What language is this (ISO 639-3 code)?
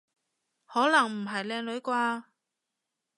yue